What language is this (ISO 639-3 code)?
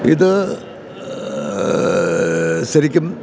mal